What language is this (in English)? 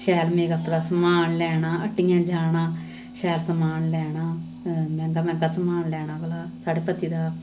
Dogri